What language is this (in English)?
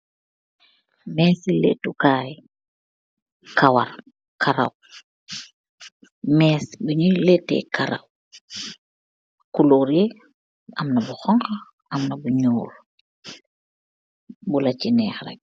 Wolof